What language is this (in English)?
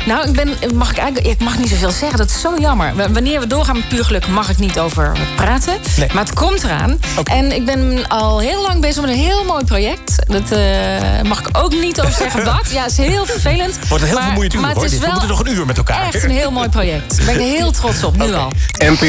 Dutch